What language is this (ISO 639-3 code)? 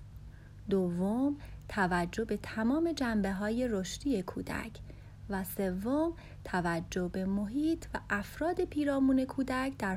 fas